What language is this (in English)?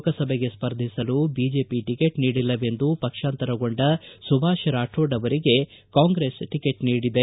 Kannada